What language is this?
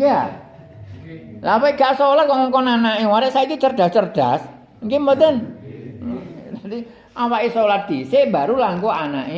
Indonesian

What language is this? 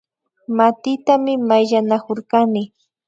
Imbabura Highland Quichua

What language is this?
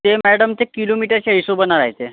Marathi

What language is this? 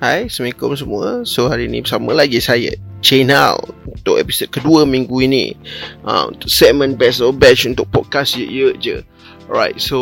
Malay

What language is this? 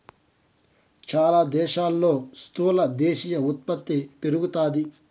Telugu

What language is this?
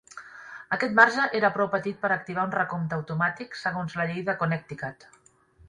Catalan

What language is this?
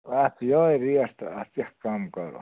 Kashmiri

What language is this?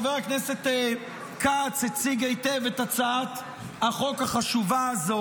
Hebrew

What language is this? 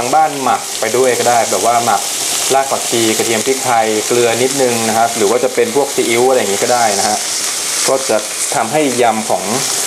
Thai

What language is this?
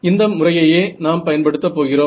Tamil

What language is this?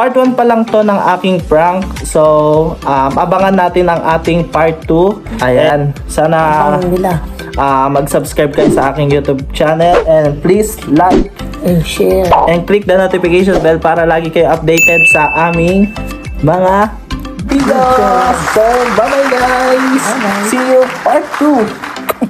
Filipino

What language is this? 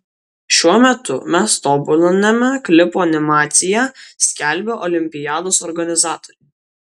Lithuanian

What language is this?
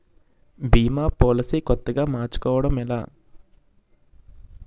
Telugu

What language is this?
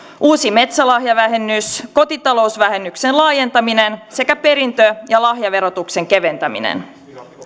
Finnish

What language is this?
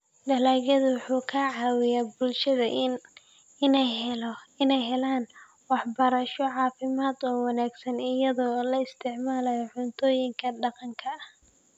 Somali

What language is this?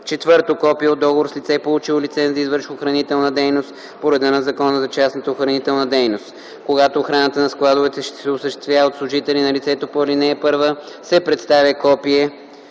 Bulgarian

